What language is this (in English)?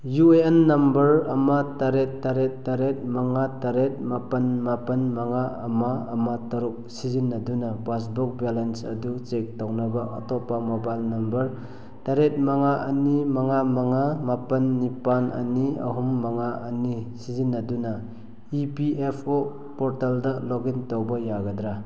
Manipuri